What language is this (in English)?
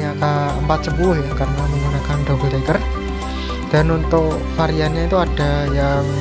Indonesian